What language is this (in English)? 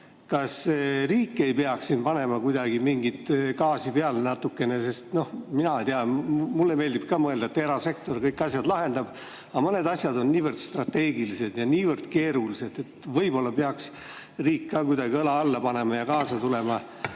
Estonian